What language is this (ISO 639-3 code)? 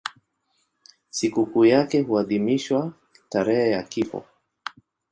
swa